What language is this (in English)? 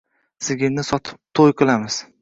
Uzbek